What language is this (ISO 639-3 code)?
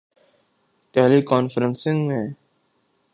urd